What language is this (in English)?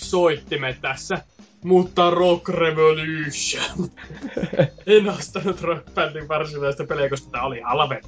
Finnish